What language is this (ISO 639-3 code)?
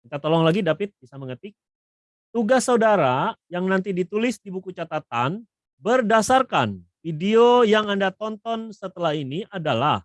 ind